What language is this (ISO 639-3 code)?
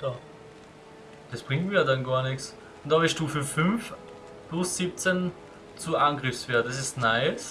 deu